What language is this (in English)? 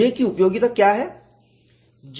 Hindi